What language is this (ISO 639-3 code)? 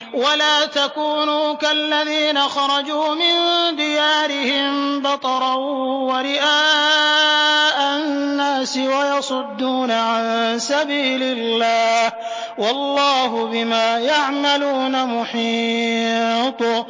ara